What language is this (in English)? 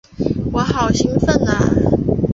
Chinese